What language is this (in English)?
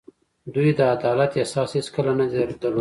Pashto